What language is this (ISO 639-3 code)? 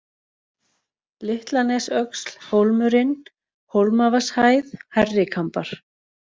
isl